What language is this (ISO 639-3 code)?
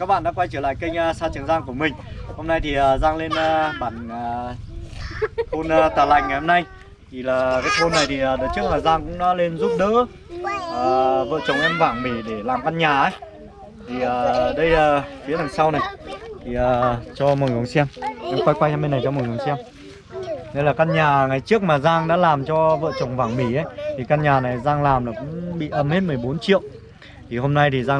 vie